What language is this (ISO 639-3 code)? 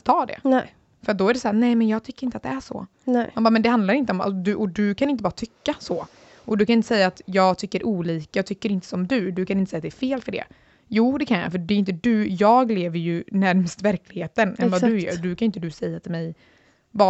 swe